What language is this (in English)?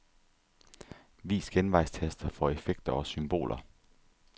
Danish